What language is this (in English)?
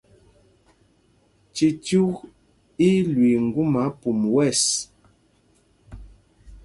Mpumpong